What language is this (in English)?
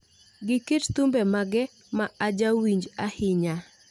Luo (Kenya and Tanzania)